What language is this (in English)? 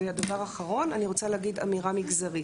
Hebrew